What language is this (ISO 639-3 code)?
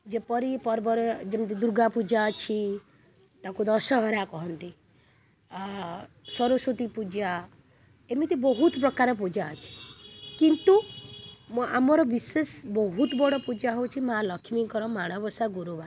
ori